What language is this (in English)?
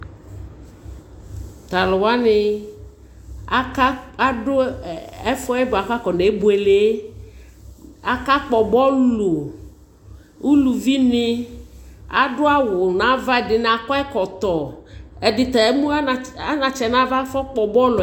Ikposo